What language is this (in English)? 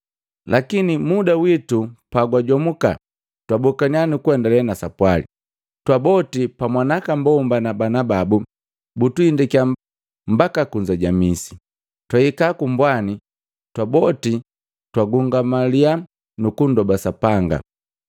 Matengo